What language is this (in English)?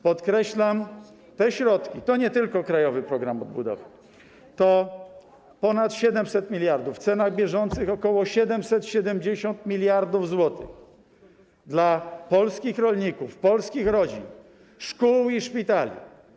Polish